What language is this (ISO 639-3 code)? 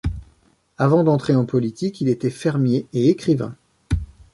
fra